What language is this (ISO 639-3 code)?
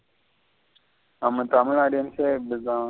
tam